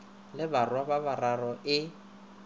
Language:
Northern Sotho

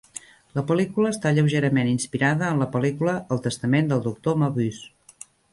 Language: Catalan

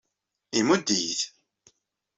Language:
Kabyle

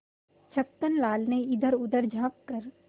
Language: Hindi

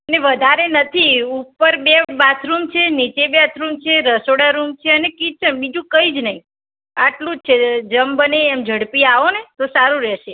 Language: Gujarati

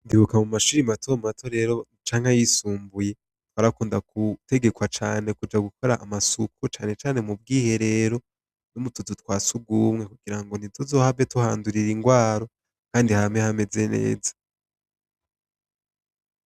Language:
Rundi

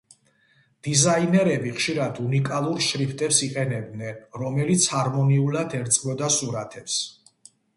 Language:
Georgian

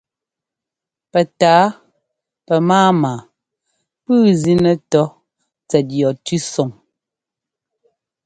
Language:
Ngomba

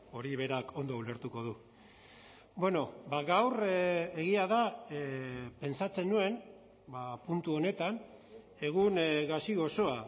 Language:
Basque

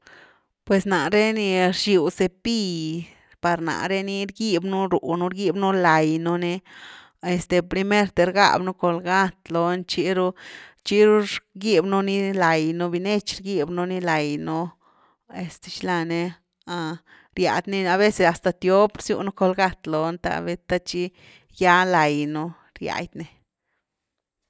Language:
Güilá Zapotec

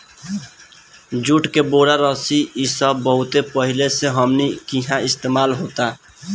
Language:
Bhojpuri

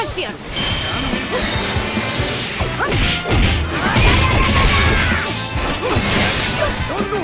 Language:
Japanese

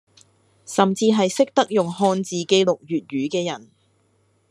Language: Cantonese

